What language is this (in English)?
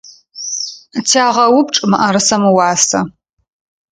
Adyghe